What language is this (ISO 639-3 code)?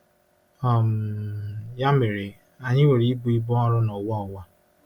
ibo